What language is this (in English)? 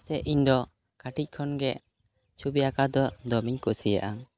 Santali